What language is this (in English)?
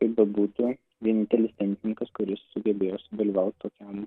Lithuanian